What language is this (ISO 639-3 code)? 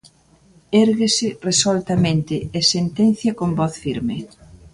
glg